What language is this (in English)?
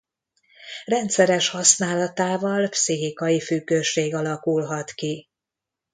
Hungarian